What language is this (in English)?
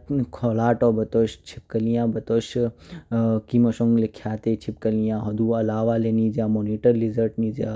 Kinnauri